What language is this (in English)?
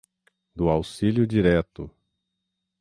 Portuguese